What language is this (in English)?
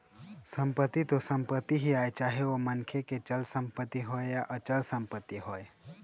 Chhattisgarhi